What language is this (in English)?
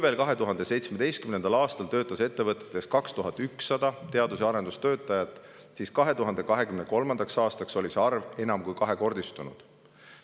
Estonian